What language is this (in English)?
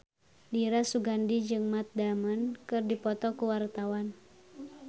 Sundanese